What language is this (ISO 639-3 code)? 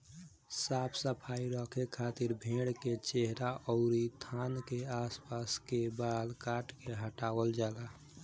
bho